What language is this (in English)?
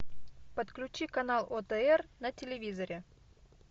Russian